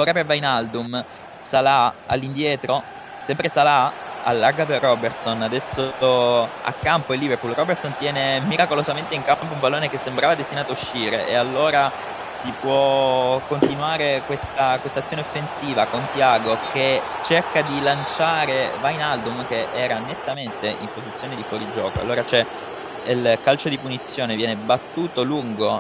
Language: Italian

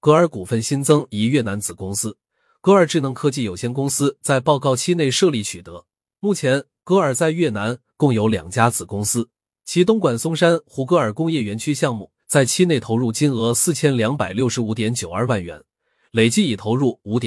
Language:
Chinese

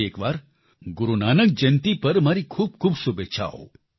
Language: Gujarati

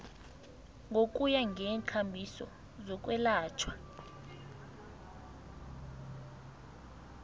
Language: South Ndebele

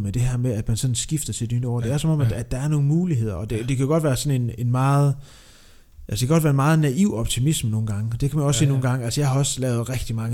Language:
Danish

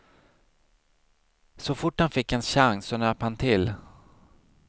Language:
Swedish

